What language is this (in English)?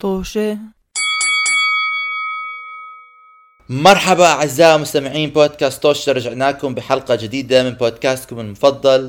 Arabic